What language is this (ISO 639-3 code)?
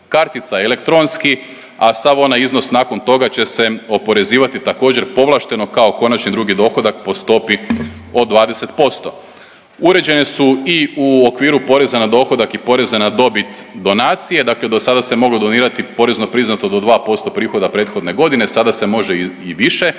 hrv